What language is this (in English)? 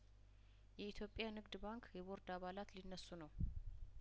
Amharic